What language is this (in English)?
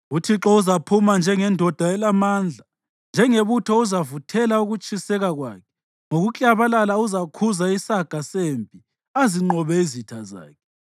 North Ndebele